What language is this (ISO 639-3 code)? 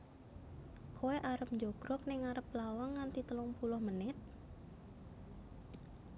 jav